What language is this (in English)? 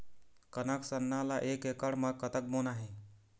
Chhattisgarhi